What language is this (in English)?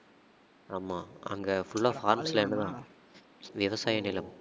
Tamil